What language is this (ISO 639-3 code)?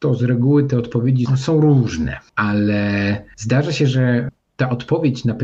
pol